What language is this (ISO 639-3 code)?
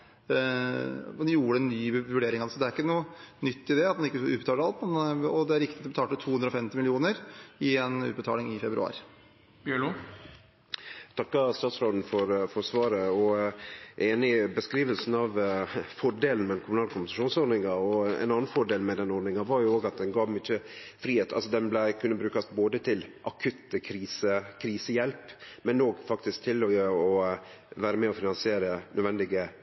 nor